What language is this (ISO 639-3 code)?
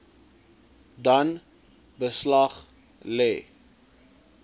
afr